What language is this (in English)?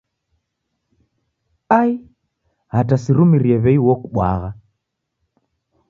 Taita